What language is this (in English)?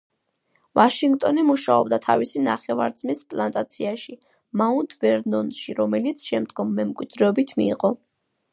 Georgian